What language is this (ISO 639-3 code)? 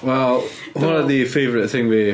cym